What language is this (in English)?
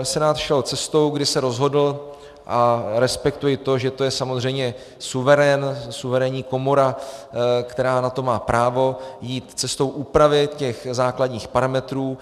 Czech